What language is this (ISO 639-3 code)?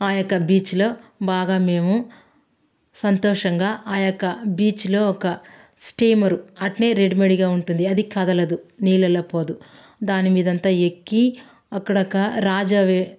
tel